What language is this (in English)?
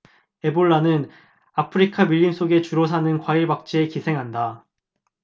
Korean